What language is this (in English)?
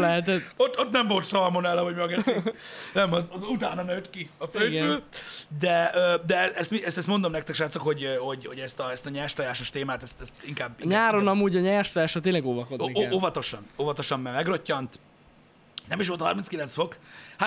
Hungarian